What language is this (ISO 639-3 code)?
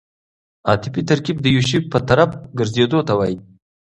pus